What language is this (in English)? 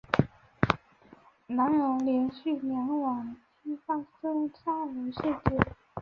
Chinese